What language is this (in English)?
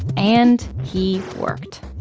English